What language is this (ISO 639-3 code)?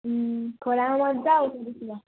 nep